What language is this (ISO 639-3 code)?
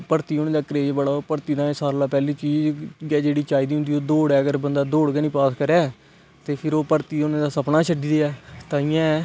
doi